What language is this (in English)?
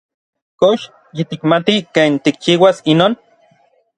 Orizaba Nahuatl